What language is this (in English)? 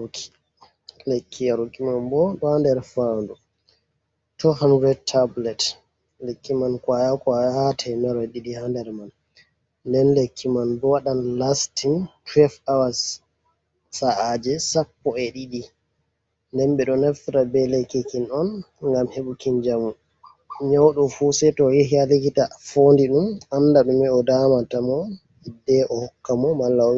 Fula